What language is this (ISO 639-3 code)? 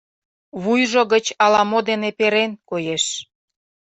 chm